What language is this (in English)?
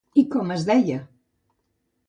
Catalan